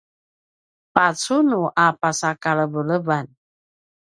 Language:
Paiwan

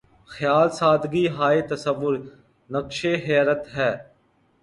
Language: Urdu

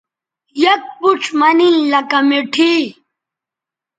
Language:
Bateri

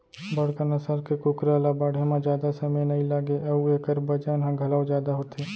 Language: Chhattisgarhi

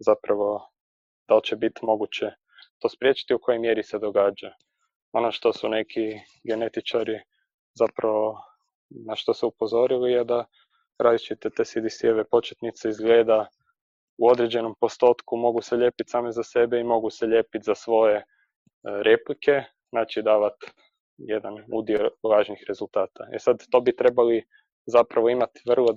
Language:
Croatian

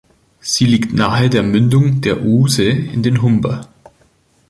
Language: German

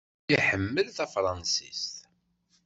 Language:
Kabyle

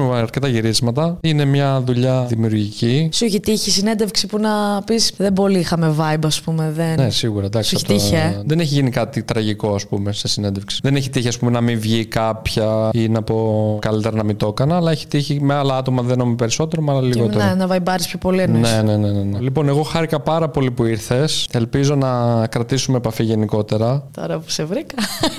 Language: Greek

